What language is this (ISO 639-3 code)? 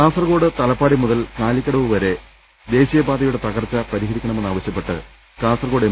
mal